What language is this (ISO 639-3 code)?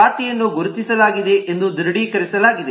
kan